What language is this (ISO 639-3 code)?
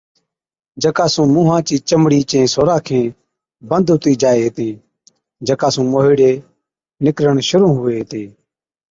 odk